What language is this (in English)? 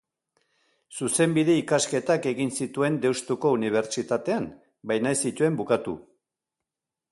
Basque